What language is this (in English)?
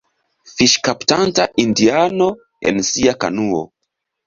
Esperanto